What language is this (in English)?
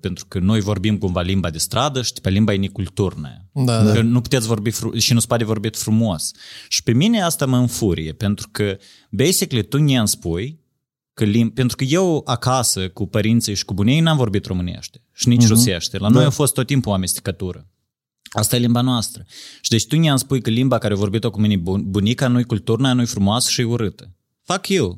Romanian